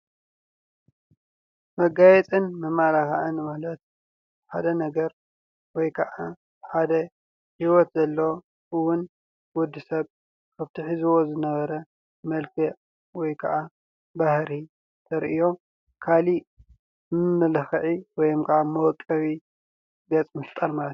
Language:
Tigrinya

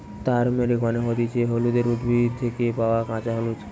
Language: Bangla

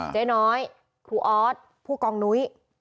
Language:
Thai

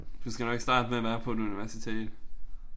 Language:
Danish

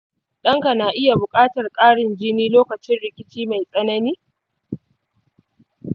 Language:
Hausa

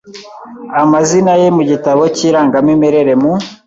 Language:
Kinyarwanda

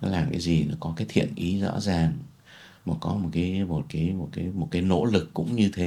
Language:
Vietnamese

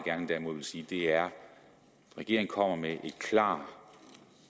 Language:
Danish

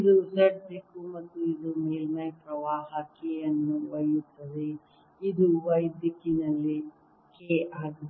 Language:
Kannada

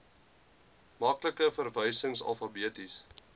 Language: Afrikaans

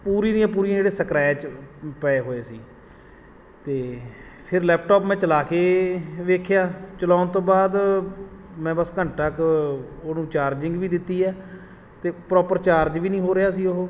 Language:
Punjabi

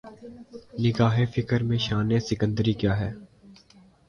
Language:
Urdu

